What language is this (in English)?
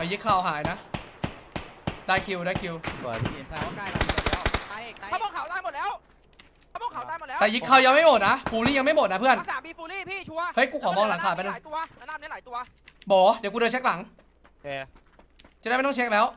Thai